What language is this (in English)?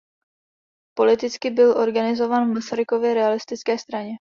Czech